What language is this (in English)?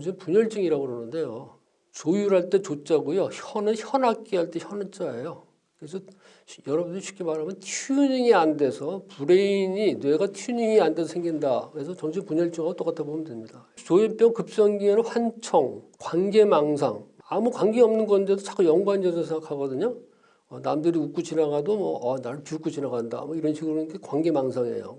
Korean